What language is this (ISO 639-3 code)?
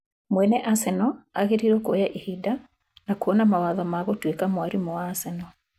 kik